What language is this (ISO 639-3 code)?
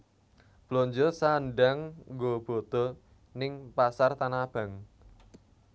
jav